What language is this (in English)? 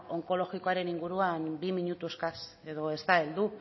Basque